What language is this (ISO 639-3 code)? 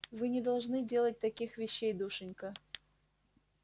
rus